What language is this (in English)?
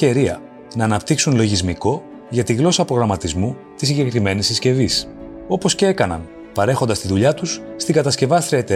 Greek